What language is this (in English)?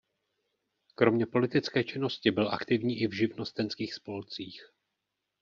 Czech